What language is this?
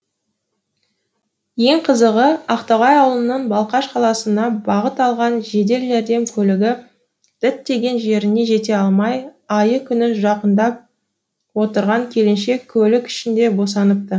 Kazakh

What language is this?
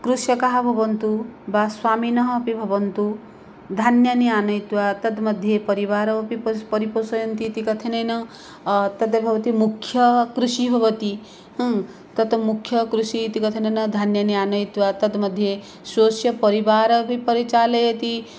Sanskrit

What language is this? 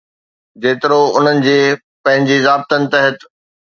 Sindhi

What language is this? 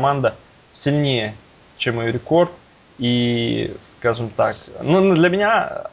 Russian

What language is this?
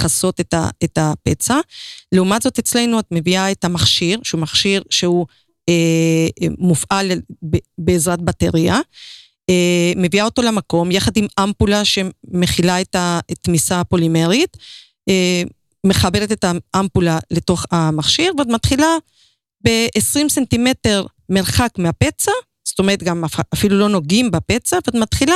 Hebrew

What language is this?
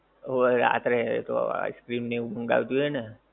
Gujarati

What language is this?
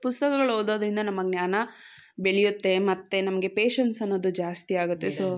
Kannada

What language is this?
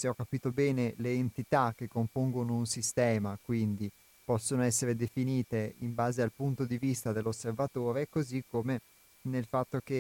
Italian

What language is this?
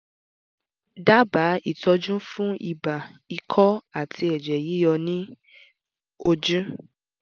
Yoruba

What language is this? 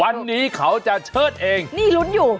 Thai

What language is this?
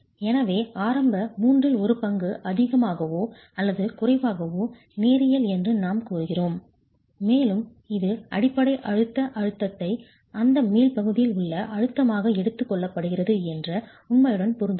Tamil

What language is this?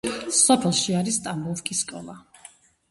Georgian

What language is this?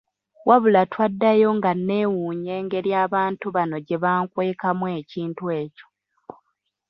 Ganda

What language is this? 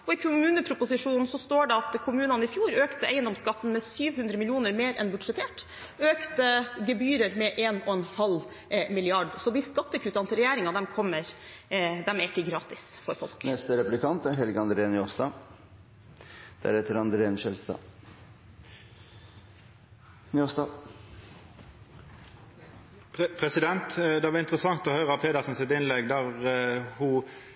Norwegian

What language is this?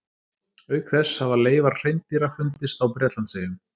Icelandic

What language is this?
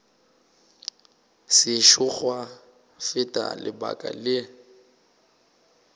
Northern Sotho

